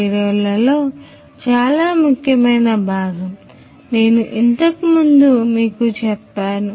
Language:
Telugu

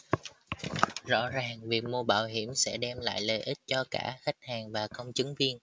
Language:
Vietnamese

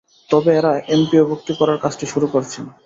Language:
Bangla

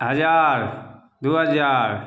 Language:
Maithili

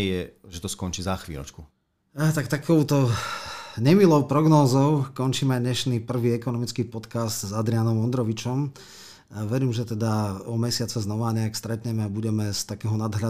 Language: Slovak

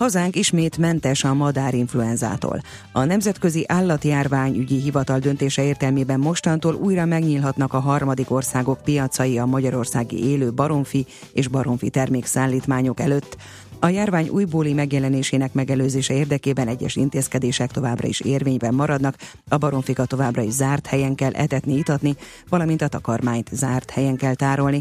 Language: Hungarian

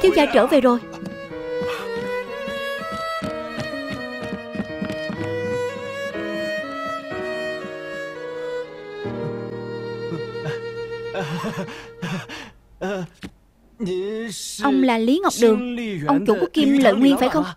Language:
Vietnamese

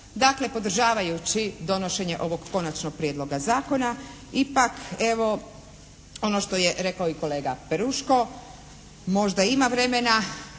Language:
Croatian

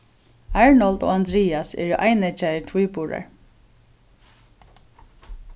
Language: Faroese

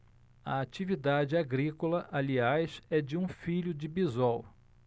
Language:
Portuguese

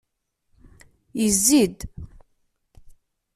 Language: Kabyle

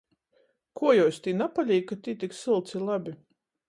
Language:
Latgalian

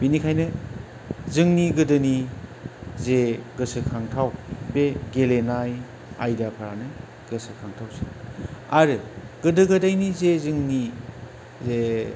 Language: Bodo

